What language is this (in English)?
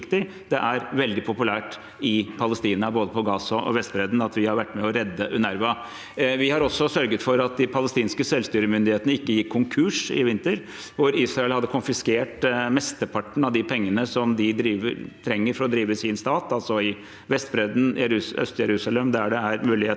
Norwegian